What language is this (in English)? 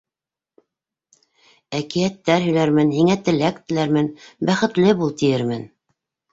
Bashkir